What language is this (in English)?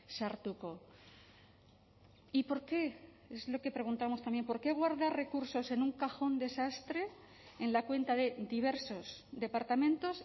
Spanish